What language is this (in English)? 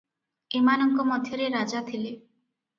Odia